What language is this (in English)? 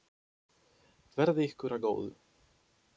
Icelandic